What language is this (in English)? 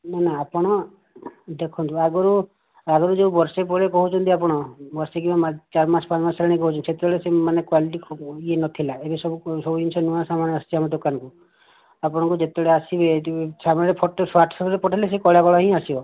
Odia